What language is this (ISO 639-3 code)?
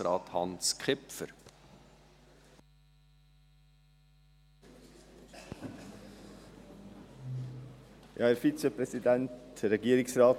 gsw